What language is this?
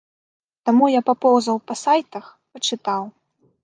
Belarusian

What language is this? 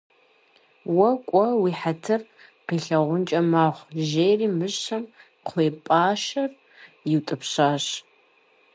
Kabardian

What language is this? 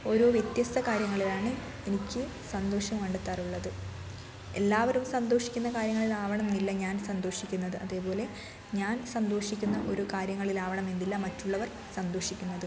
Malayalam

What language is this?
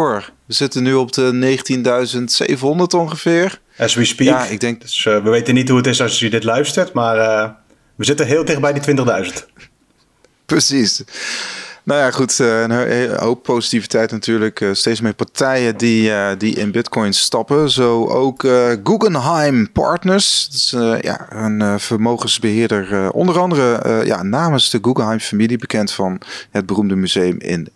Dutch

